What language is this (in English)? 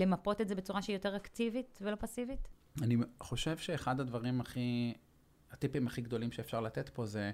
Hebrew